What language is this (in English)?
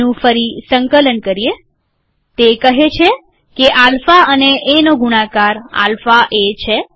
Gujarati